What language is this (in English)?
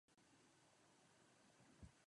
Czech